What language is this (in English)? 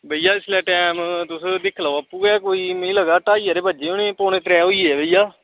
Dogri